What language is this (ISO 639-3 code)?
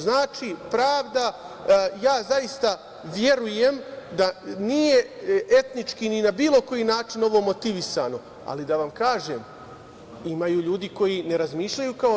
srp